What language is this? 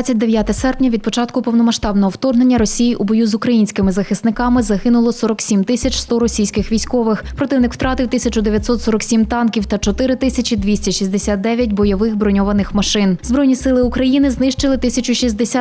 Ukrainian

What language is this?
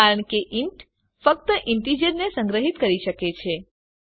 Gujarati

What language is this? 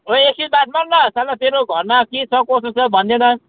Nepali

